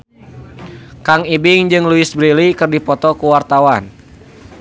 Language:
Sundanese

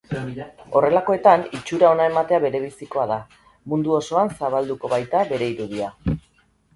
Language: Basque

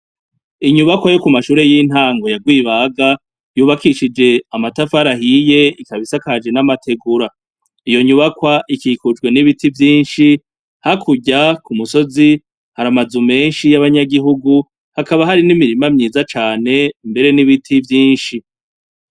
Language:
Rundi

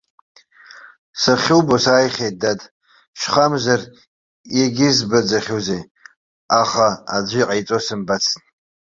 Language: Abkhazian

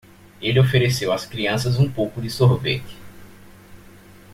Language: Portuguese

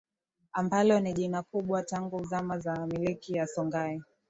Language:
Swahili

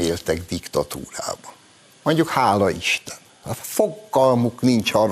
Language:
Hungarian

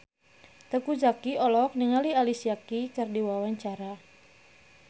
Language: Sundanese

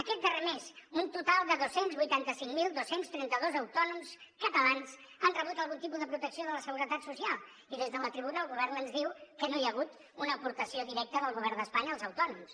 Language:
Catalan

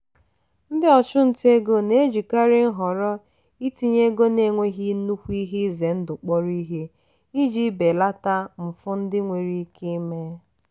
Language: Igbo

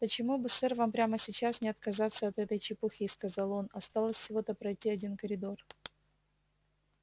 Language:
Russian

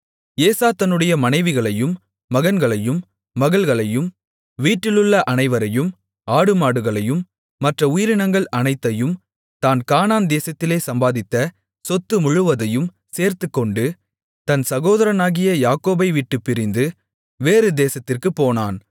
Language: Tamil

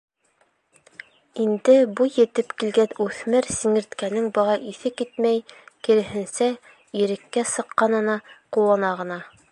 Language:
Bashkir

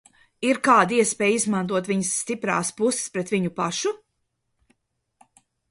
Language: Latvian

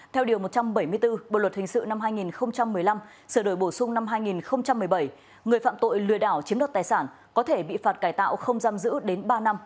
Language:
Vietnamese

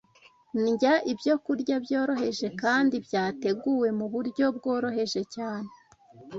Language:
Kinyarwanda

